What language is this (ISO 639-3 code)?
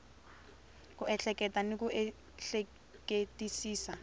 tso